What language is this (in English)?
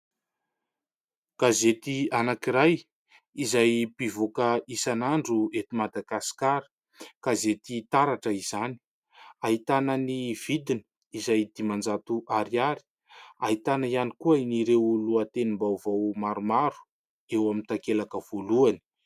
Malagasy